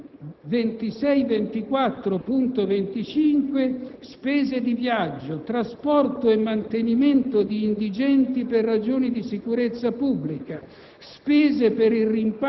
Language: Italian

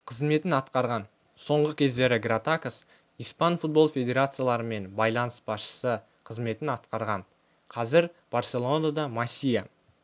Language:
Kazakh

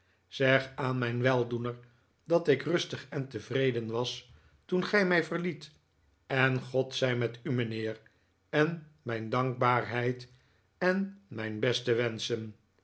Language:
Dutch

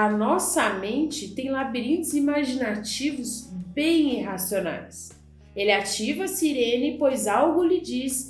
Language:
Portuguese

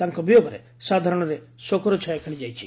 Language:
Odia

